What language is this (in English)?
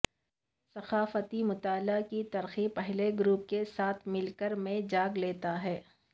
Urdu